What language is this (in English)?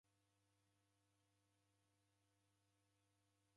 Taita